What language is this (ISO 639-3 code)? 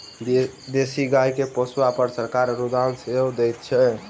mai